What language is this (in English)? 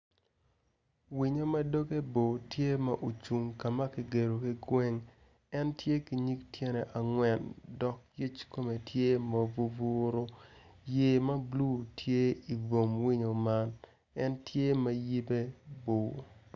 Acoli